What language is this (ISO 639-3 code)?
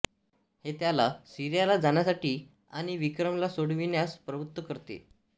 mar